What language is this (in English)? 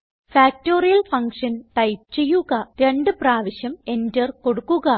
Malayalam